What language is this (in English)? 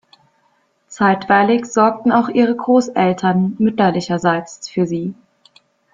German